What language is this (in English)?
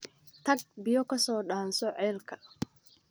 Somali